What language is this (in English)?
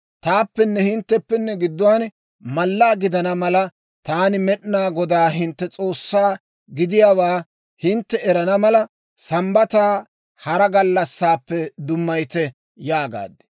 Dawro